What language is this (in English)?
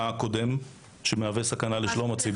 Hebrew